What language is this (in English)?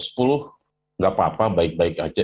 Indonesian